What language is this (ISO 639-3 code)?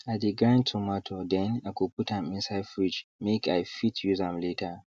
pcm